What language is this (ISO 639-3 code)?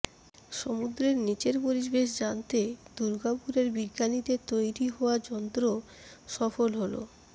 ben